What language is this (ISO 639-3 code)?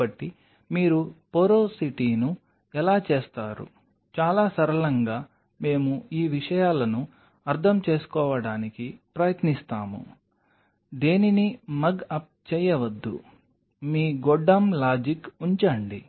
tel